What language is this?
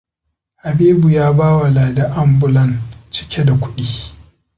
Hausa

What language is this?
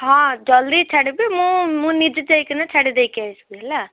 Odia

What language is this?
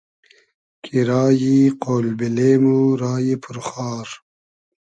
Hazaragi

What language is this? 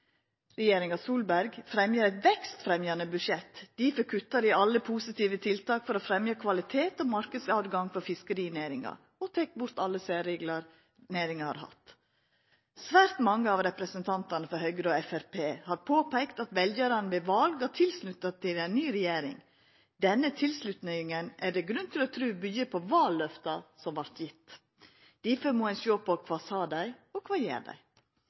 Norwegian Nynorsk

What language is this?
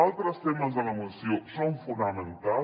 Catalan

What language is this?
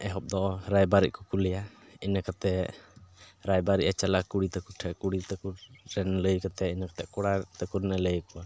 Santali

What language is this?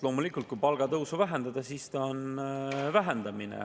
Estonian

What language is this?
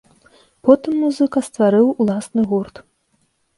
Belarusian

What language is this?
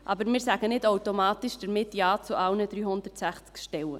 Swiss German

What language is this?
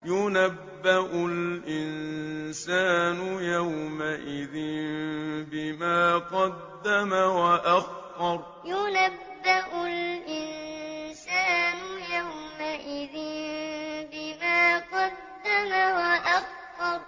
Arabic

